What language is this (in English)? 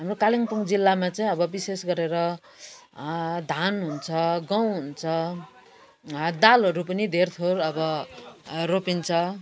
Nepali